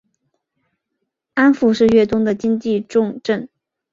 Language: Chinese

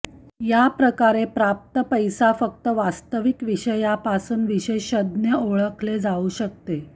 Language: Marathi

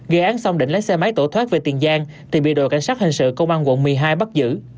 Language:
Vietnamese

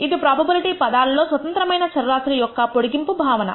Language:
Telugu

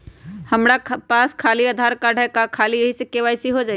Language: Magahi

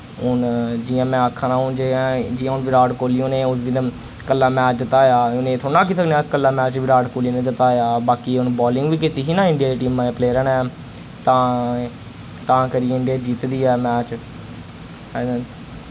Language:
Dogri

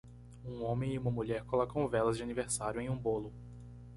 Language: Portuguese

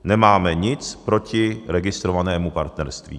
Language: Czech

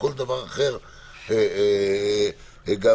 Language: Hebrew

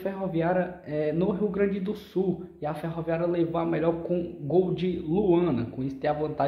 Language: Portuguese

